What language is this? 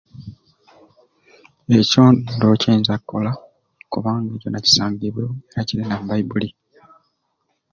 Ruuli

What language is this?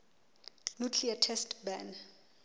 Southern Sotho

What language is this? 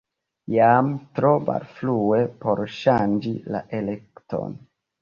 Esperanto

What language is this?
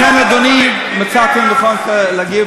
Hebrew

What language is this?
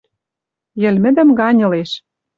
Western Mari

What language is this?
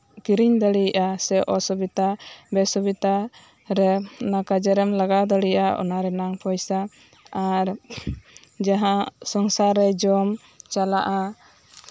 Santali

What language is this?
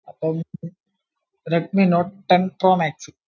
Malayalam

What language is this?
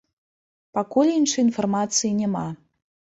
Belarusian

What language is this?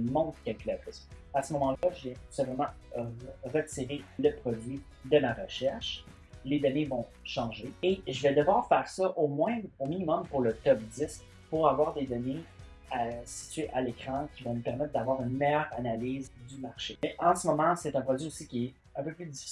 French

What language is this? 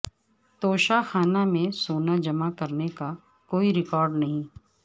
Urdu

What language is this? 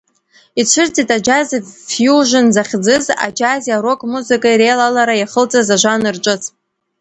Abkhazian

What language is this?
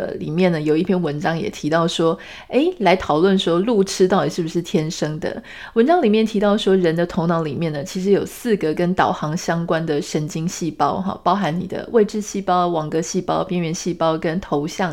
Chinese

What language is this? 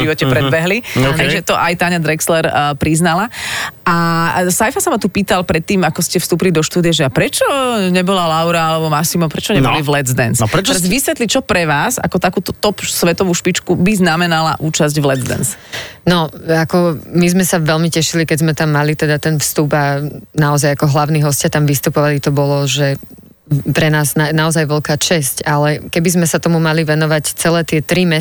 Slovak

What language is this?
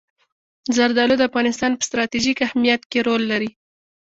Pashto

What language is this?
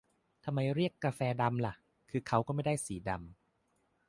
Thai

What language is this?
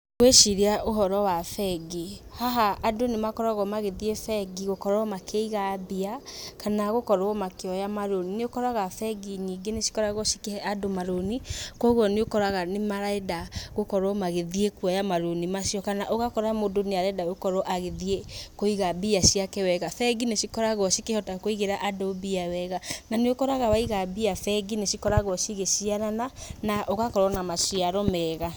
Kikuyu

